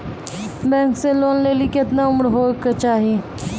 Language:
Maithili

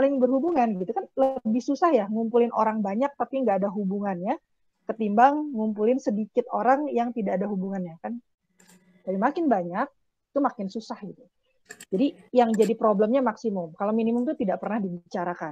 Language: Indonesian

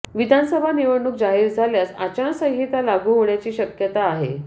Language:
Marathi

